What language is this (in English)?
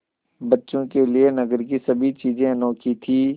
Hindi